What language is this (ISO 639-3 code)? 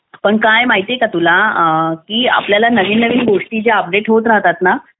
mar